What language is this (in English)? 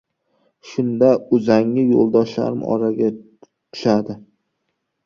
Uzbek